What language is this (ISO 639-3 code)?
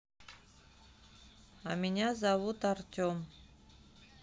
rus